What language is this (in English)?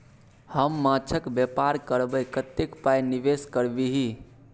Maithili